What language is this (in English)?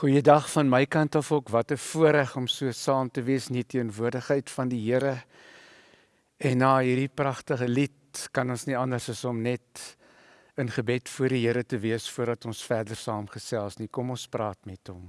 Dutch